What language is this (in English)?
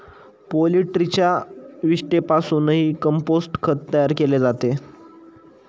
Marathi